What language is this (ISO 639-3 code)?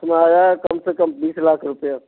hin